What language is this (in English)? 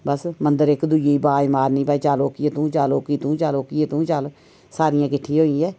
Dogri